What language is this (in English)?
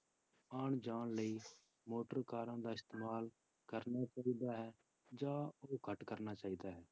Punjabi